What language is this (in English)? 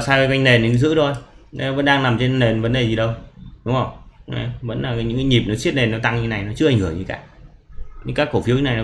Vietnamese